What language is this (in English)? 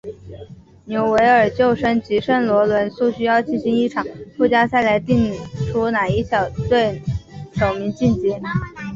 Chinese